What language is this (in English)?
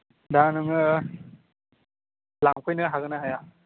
Bodo